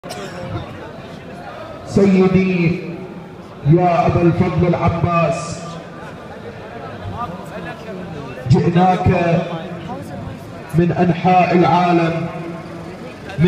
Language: Arabic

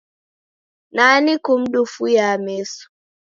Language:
Taita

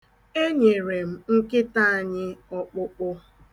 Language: Igbo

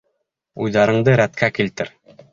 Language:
Bashkir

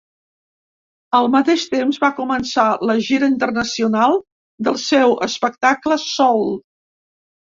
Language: Catalan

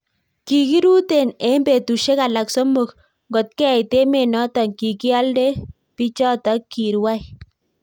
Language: Kalenjin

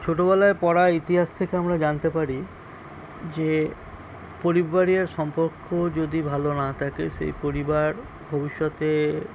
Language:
Bangla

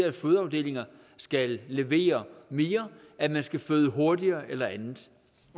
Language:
Danish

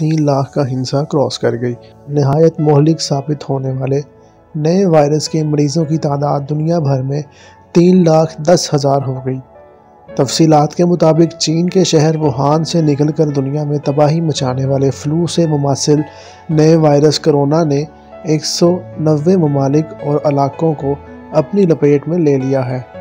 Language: Hindi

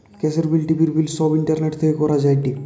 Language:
Bangla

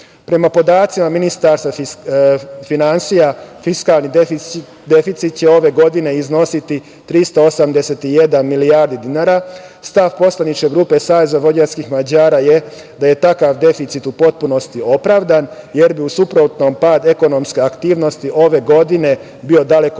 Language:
Serbian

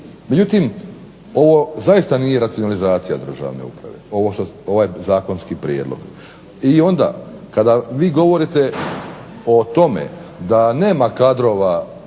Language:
Croatian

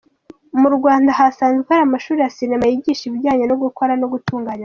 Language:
Kinyarwanda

